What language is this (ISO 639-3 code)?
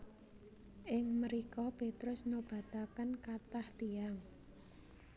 jav